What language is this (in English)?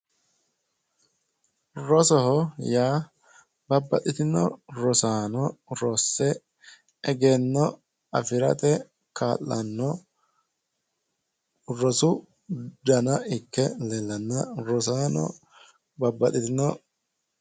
Sidamo